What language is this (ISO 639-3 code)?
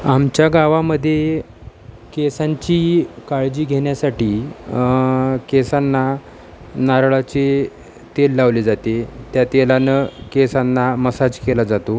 mar